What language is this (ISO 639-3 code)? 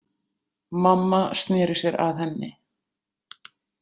isl